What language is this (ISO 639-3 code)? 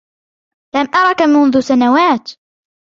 ara